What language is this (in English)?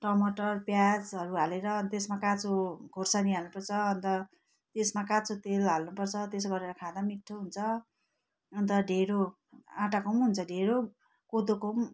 Nepali